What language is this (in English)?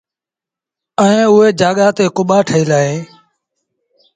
Sindhi Bhil